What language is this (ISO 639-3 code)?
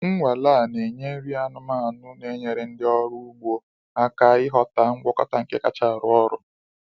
ibo